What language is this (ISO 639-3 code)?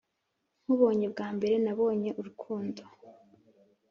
kin